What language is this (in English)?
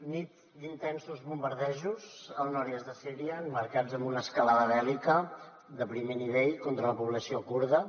Catalan